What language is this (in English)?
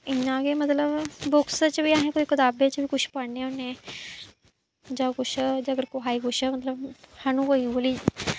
Dogri